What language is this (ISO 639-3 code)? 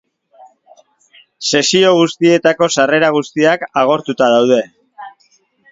eus